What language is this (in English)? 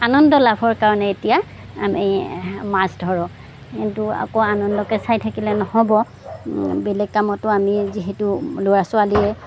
Assamese